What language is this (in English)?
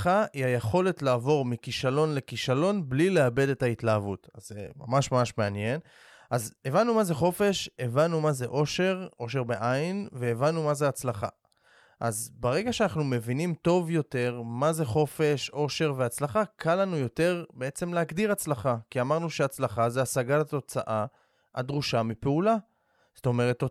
Hebrew